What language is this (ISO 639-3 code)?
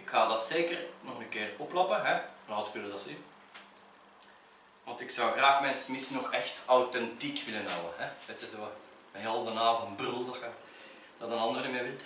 nld